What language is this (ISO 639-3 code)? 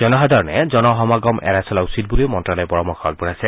asm